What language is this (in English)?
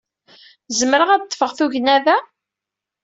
Kabyle